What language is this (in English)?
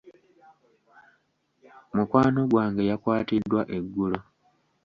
Ganda